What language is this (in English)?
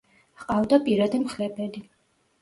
Georgian